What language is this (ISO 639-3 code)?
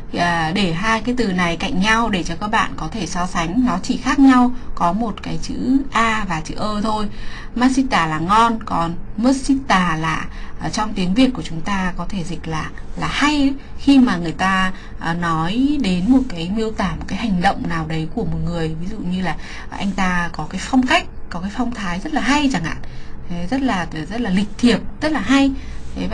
vie